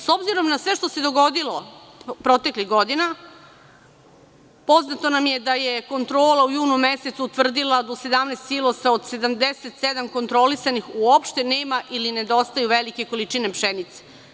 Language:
Serbian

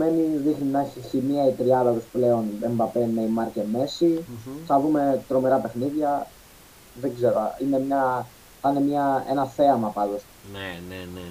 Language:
Greek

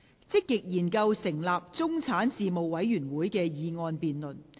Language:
Cantonese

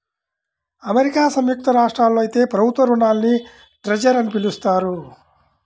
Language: Telugu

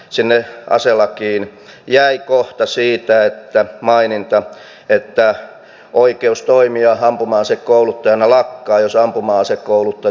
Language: Finnish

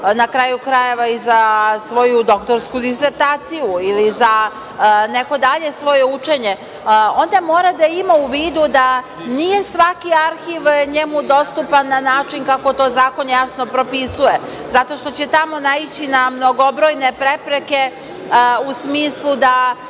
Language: Serbian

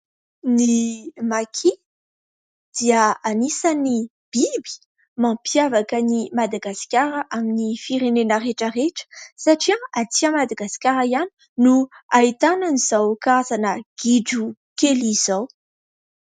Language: Malagasy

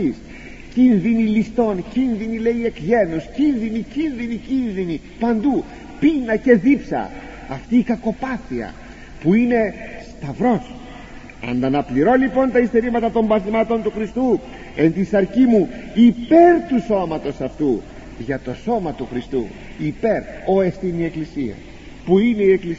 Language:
Greek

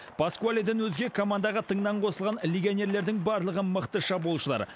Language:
Kazakh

